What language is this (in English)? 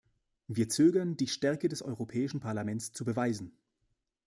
German